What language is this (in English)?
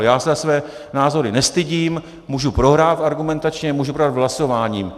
Czech